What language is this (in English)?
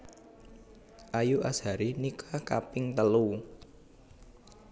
Javanese